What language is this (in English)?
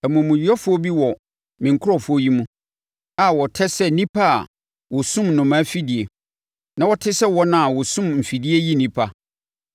Akan